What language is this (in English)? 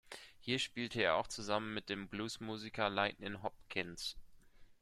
German